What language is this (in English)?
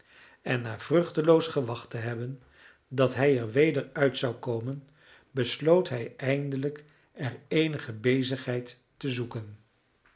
Dutch